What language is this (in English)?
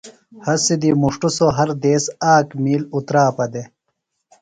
Phalura